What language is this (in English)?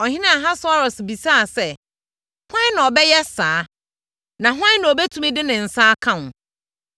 Akan